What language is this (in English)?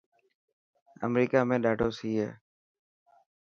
Dhatki